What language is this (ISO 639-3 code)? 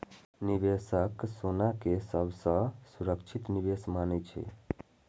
mai